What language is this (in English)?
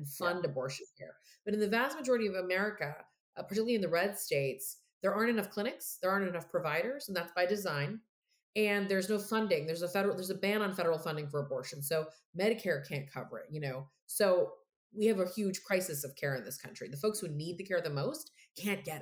English